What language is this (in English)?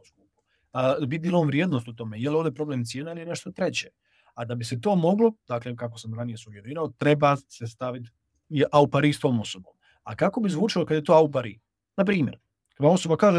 Croatian